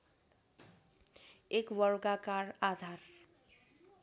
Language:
Nepali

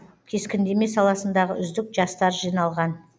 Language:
Kazakh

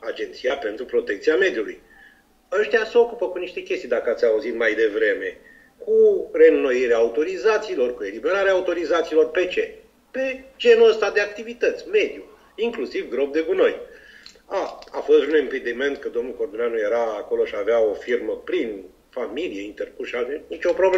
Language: Romanian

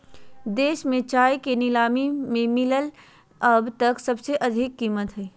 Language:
Magahi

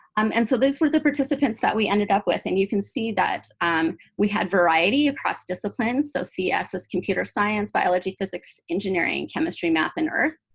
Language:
English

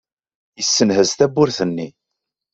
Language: Kabyle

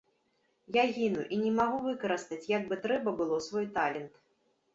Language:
Belarusian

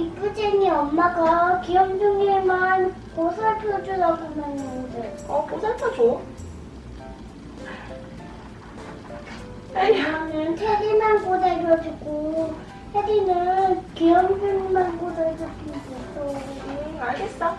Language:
Korean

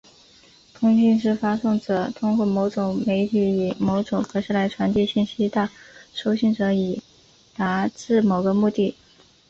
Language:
Chinese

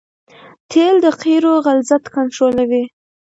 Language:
Pashto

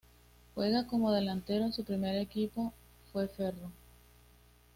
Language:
Spanish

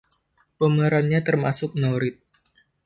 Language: Indonesian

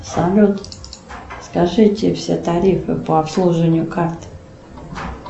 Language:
Russian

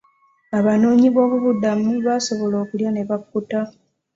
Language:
Ganda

